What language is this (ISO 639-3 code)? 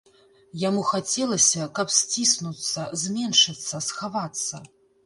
bel